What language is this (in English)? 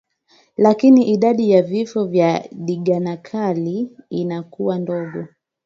Swahili